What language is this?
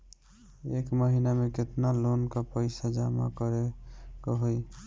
Bhojpuri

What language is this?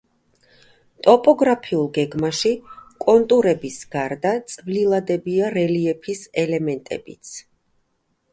Georgian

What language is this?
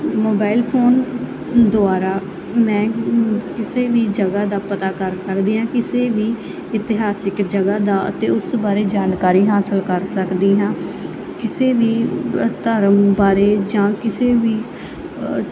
Punjabi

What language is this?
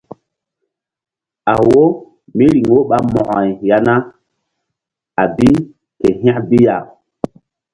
Mbum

